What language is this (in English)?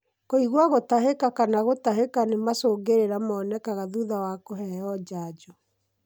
Kikuyu